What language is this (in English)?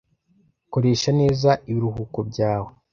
Kinyarwanda